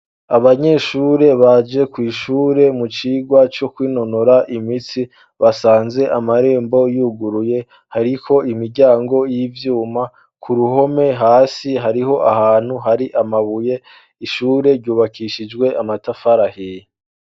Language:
Rundi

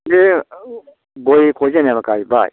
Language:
Bodo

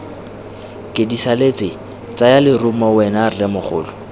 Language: Tswana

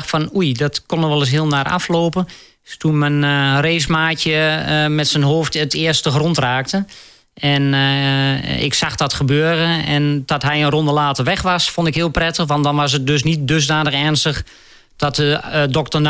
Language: Dutch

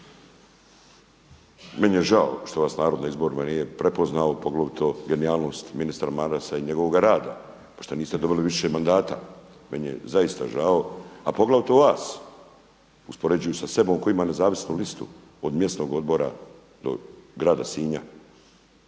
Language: Croatian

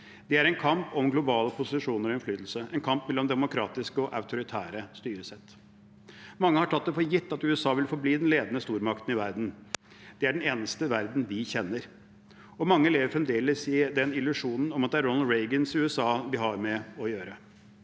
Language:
Norwegian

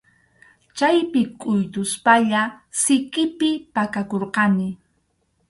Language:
Arequipa-La Unión Quechua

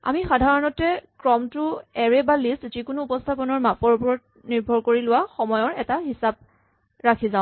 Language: Assamese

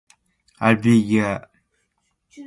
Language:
Borgu Fulfulde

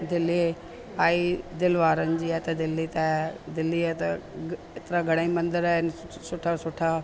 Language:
Sindhi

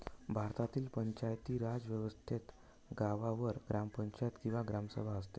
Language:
Marathi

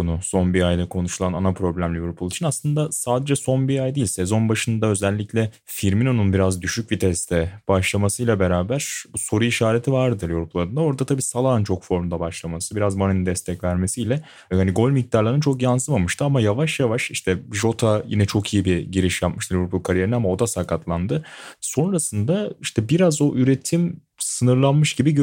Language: Turkish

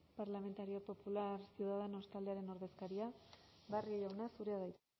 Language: Basque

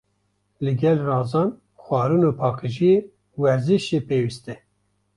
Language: Kurdish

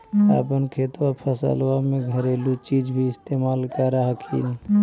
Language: Magahi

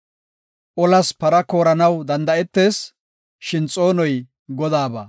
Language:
Gofa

